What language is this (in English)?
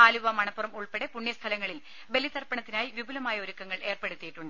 Malayalam